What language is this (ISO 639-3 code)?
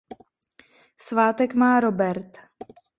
ces